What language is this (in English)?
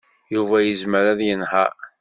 Kabyle